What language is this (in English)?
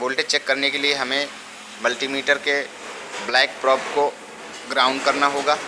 Hindi